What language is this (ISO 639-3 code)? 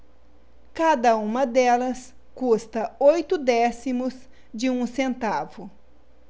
por